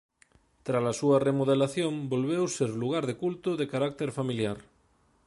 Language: Galician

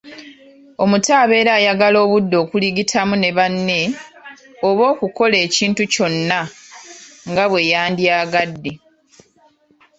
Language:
Ganda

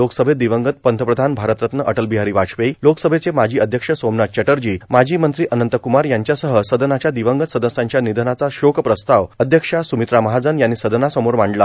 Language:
Marathi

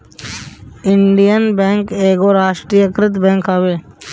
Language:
Bhojpuri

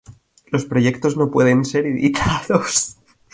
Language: Spanish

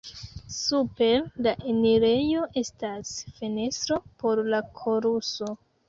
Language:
Esperanto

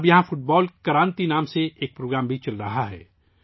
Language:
Urdu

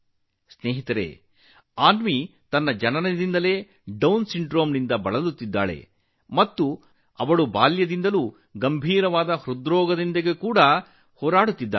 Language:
Kannada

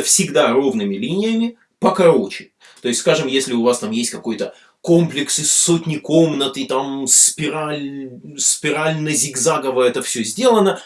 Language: Russian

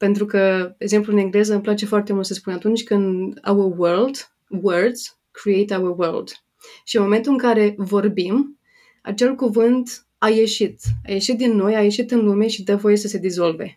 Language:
Romanian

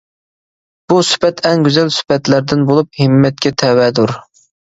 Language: Uyghur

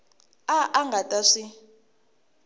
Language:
Tsonga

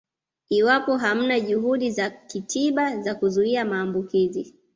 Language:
Swahili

